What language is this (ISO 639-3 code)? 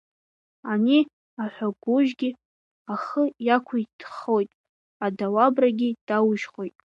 abk